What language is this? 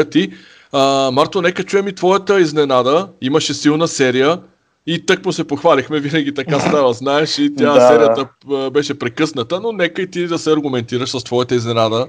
Bulgarian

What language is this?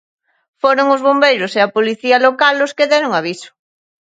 Galician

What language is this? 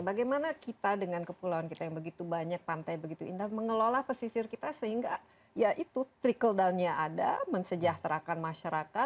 Indonesian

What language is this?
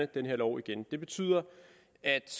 Danish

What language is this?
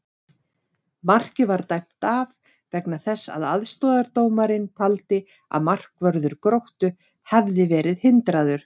Icelandic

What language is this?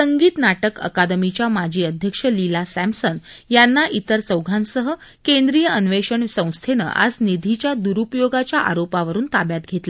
Marathi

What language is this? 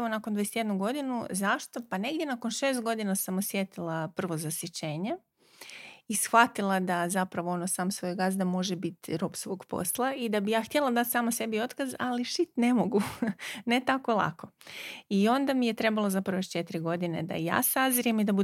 Croatian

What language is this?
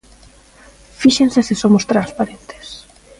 Galician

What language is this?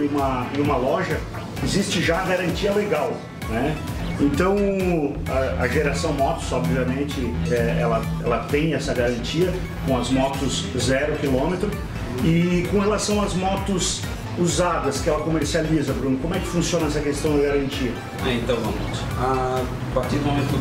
Portuguese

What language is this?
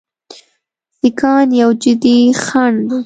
Pashto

